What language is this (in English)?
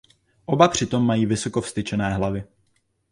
Czech